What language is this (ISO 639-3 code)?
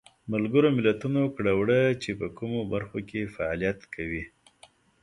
pus